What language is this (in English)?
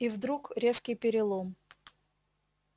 Russian